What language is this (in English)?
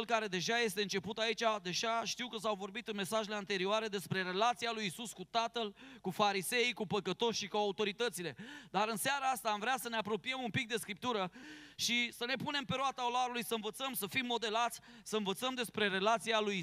Romanian